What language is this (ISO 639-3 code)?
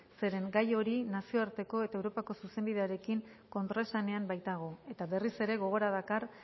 eus